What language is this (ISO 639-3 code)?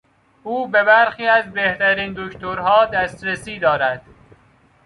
fas